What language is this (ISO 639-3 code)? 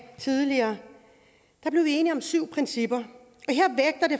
dan